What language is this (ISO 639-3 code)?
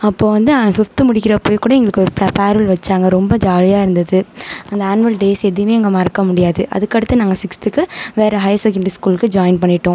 tam